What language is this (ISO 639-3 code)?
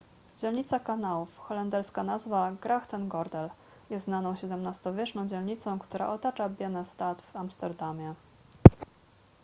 pol